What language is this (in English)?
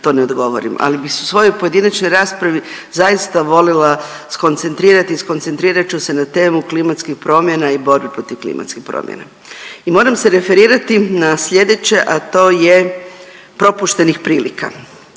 Croatian